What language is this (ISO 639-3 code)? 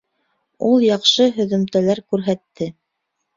bak